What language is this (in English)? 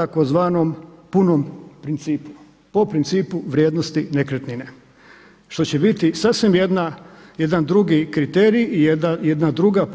Croatian